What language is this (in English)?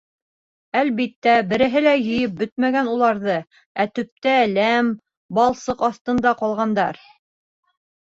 Bashkir